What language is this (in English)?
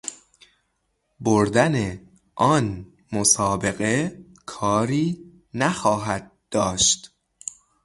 Persian